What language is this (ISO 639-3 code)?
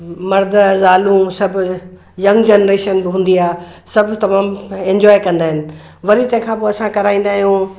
snd